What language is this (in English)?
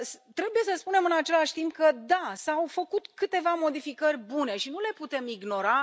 Romanian